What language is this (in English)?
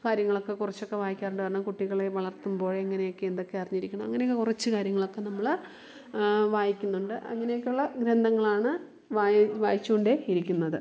Malayalam